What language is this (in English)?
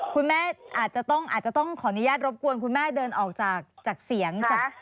Thai